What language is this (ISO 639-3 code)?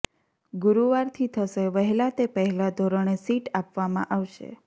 guj